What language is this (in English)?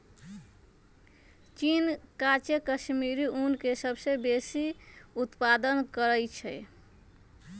Magahi